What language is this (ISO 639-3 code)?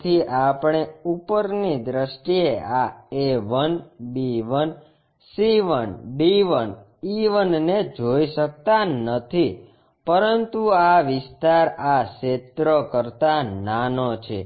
guj